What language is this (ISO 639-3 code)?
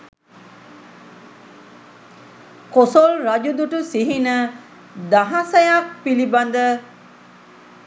sin